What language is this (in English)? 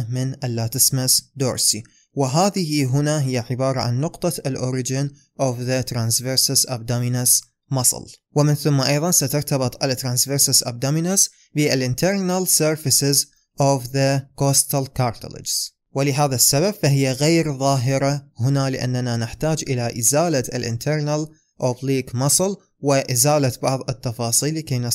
Arabic